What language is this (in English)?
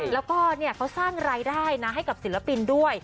Thai